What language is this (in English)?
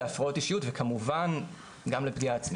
Hebrew